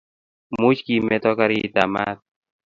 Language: Kalenjin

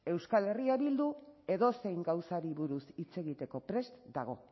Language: Basque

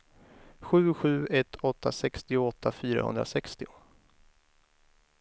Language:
Swedish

